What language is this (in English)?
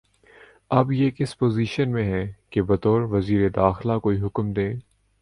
Urdu